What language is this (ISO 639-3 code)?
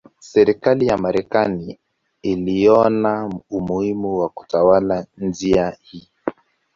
swa